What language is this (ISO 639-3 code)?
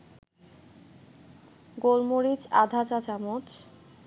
ben